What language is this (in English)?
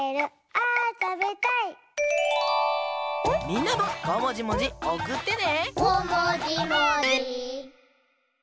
Japanese